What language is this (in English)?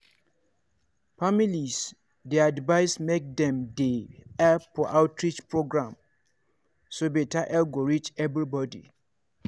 Nigerian Pidgin